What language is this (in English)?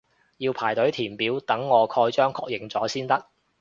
Cantonese